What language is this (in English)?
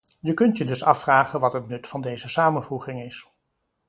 Dutch